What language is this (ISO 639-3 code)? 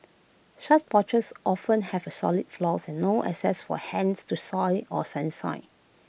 eng